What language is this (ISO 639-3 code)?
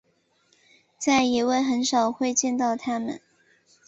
zho